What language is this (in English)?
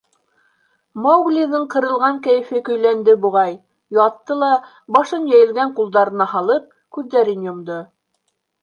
Bashkir